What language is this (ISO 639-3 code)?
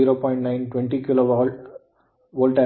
kan